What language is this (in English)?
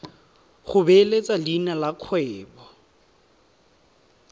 Tswana